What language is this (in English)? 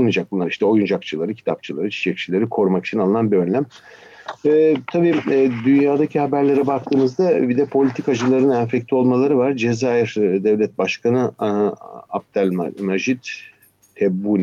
Turkish